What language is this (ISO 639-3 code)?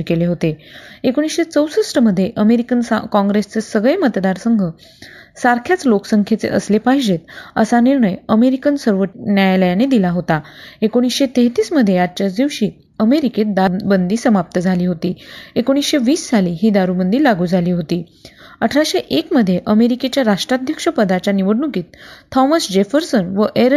mar